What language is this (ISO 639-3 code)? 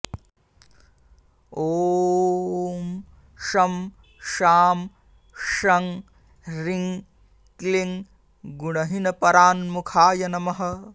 san